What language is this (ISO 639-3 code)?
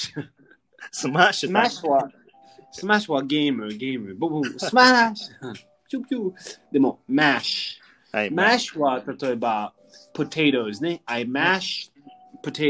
jpn